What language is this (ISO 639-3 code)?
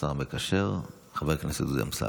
heb